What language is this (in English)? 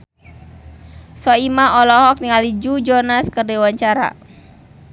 Sundanese